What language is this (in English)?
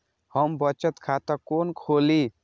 Maithili